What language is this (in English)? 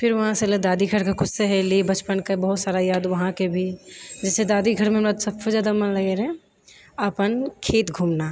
Maithili